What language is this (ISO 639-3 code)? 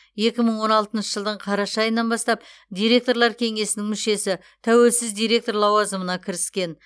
kaz